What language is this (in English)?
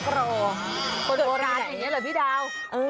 Thai